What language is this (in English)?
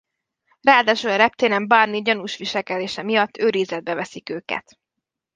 Hungarian